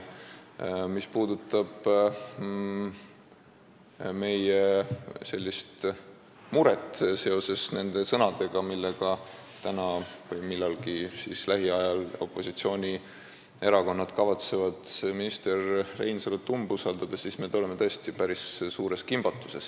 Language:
Estonian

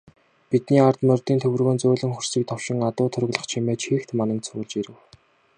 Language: Mongolian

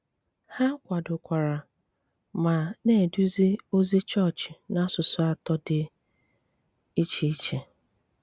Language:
Igbo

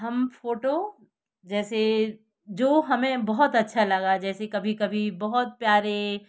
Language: Hindi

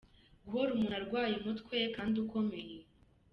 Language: Kinyarwanda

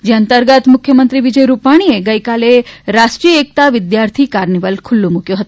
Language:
Gujarati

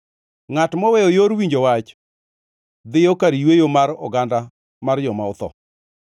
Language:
Luo (Kenya and Tanzania)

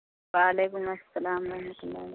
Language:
Urdu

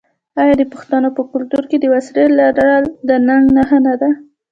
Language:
Pashto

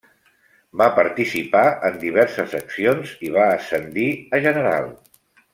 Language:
Catalan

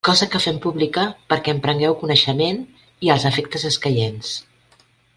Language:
Catalan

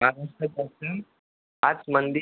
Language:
Marathi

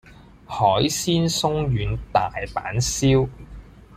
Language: Cantonese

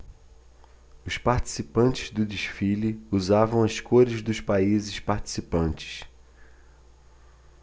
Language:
Portuguese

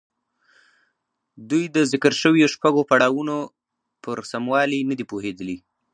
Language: Pashto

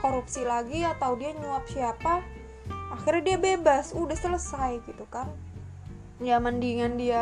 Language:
Indonesian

